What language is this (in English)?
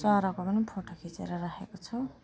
Nepali